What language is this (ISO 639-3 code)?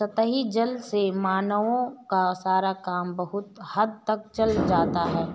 hin